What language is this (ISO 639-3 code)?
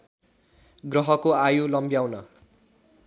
nep